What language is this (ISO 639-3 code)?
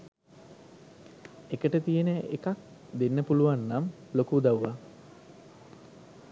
sin